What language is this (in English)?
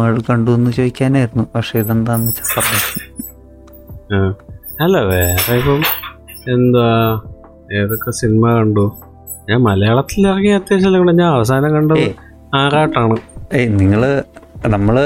Malayalam